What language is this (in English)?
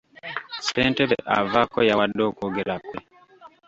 Ganda